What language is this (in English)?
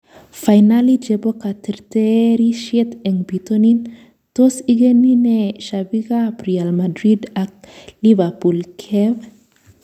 Kalenjin